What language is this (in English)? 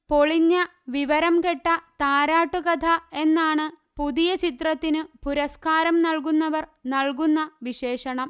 Malayalam